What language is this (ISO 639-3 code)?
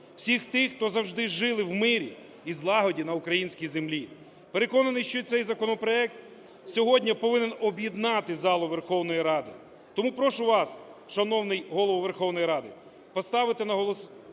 ukr